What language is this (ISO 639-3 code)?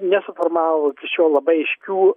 lit